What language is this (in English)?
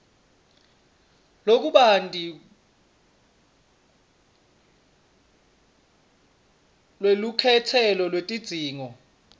Swati